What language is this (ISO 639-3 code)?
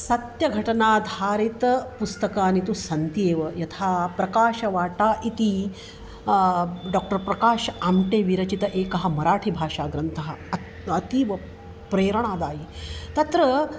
san